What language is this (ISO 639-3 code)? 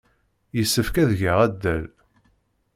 kab